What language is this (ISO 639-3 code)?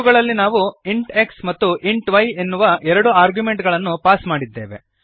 kan